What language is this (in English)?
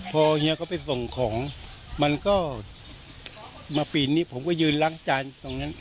Thai